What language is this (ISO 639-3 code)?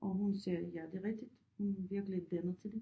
dan